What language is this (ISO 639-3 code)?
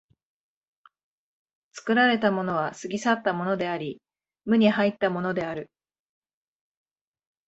jpn